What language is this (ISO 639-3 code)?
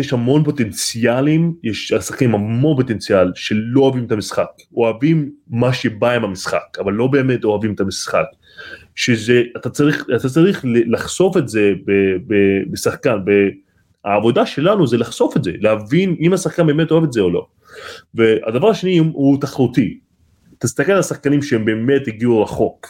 heb